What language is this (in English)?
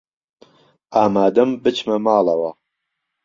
Central Kurdish